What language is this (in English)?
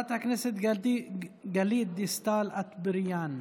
Hebrew